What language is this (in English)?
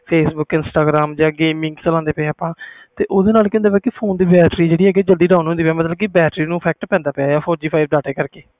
Punjabi